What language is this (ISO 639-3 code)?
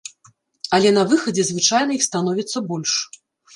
bel